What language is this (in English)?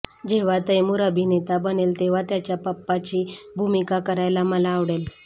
Marathi